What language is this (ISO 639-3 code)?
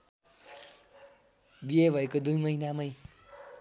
nep